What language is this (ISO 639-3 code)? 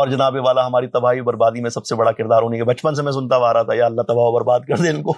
urd